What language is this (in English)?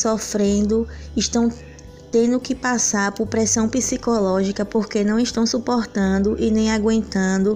Portuguese